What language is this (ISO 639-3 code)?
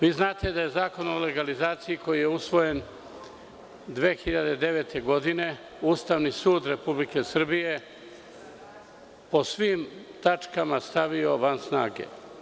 srp